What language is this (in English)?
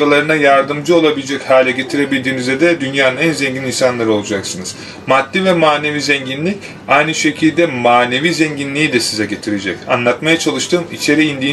Turkish